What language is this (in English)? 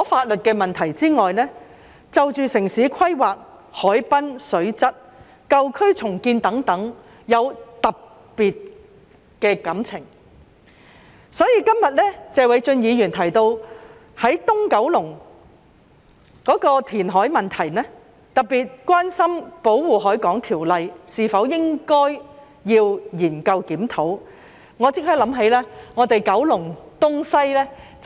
Cantonese